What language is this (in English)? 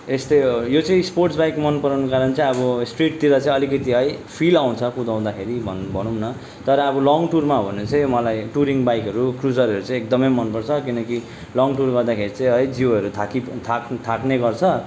Nepali